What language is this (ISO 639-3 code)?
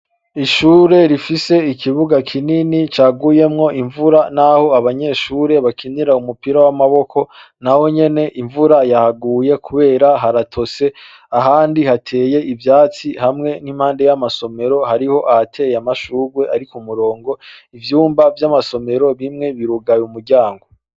run